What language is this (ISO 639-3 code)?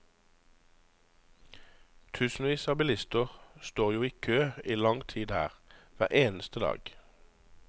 nor